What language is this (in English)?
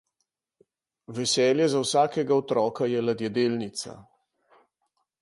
Slovenian